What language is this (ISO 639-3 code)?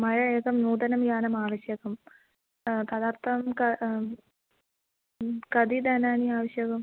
san